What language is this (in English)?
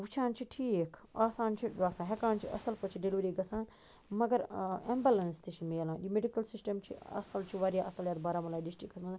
Kashmiri